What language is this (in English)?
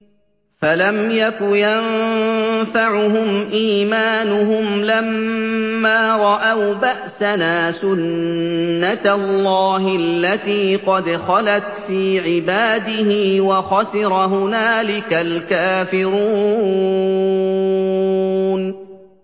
Arabic